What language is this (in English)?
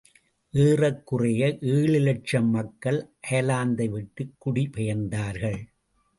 Tamil